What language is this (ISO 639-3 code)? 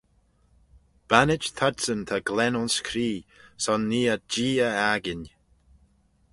glv